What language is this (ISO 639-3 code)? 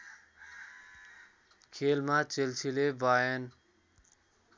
nep